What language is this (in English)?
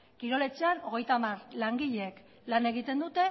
Basque